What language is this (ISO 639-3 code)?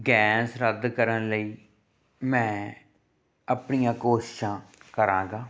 pan